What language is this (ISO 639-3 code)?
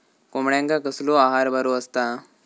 mar